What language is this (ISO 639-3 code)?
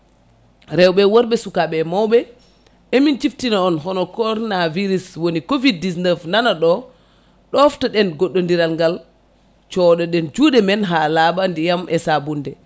ful